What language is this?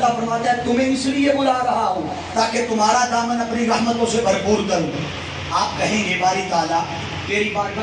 Arabic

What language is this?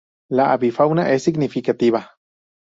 Spanish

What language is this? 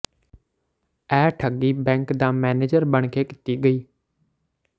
Punjabi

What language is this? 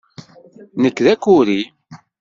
Kabyle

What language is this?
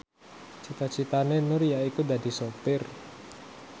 Javanese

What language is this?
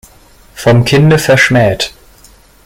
German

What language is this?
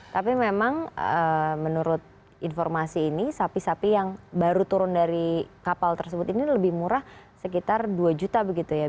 Indonesian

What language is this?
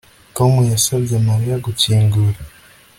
Kinyarwanda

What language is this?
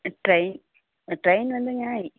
Tamil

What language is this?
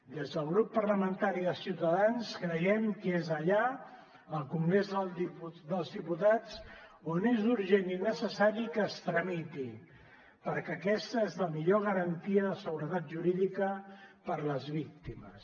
Catalan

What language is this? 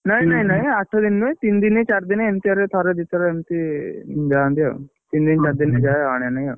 Odia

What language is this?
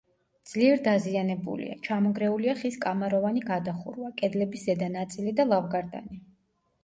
Georgian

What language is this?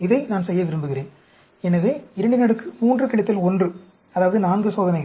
Tamil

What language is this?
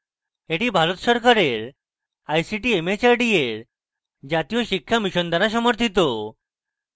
Bangla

